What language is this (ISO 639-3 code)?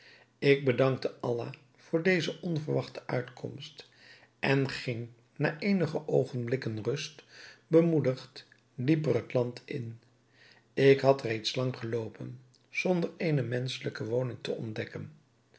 nld